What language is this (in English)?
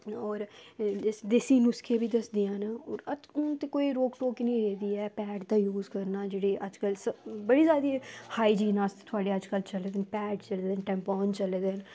Dogri